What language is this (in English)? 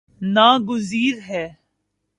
Urdu